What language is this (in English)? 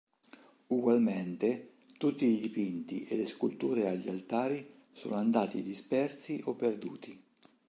Italian